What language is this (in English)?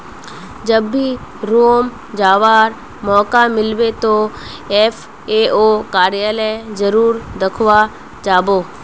Magahi